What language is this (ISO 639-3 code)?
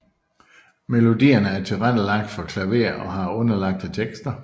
dan